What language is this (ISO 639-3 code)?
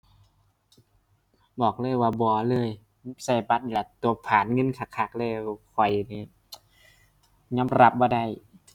tha